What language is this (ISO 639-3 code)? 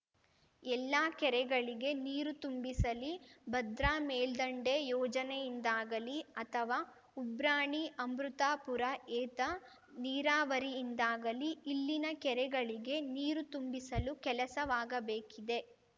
kan